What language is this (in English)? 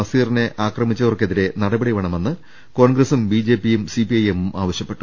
Malayalam